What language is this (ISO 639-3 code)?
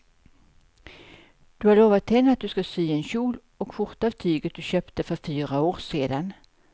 swe